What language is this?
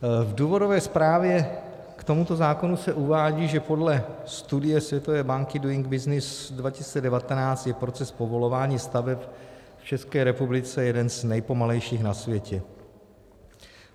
Czech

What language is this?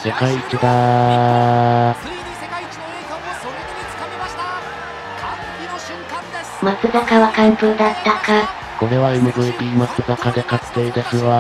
Japanese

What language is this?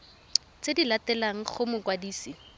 Tswana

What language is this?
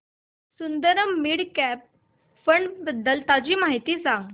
Marathi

